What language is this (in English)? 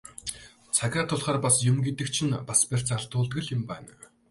Mongolian